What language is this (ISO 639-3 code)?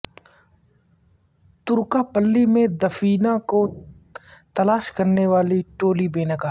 urd